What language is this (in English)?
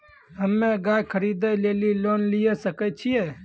Maithili